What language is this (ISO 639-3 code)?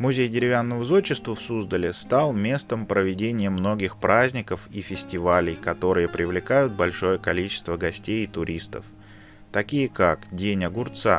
rus